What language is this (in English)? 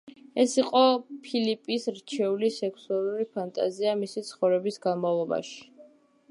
Georgian